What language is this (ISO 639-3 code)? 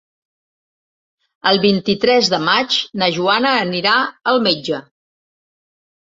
cat